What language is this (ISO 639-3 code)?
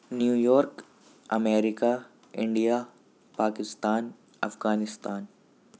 urd